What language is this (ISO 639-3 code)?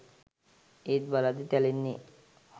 sin